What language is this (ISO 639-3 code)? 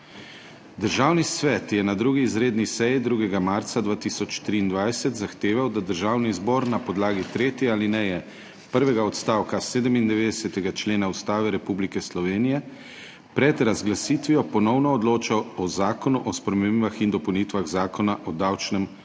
slv